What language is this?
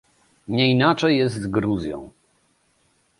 Polish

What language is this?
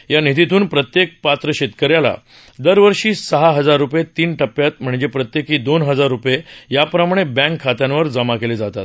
Marathi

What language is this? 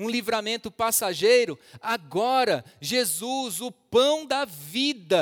Portuguese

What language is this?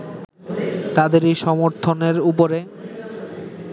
Bangla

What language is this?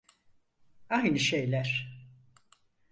Turkish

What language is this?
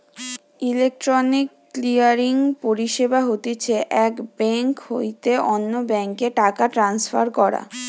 Bangla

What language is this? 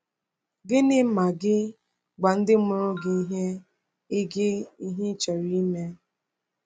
Igbo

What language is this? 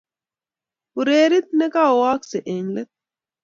Kalenjin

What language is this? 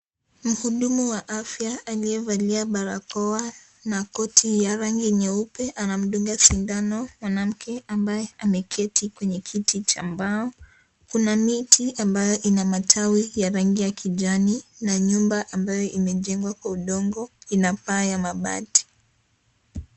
Swahili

